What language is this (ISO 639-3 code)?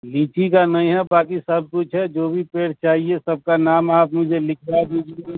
urd